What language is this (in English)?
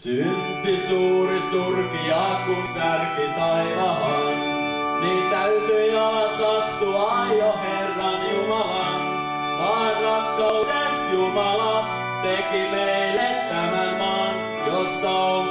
Finnish